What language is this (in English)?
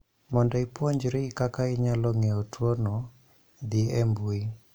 Luo (Kenya and Tanzania)